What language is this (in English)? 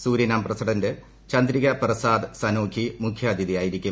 Malayalam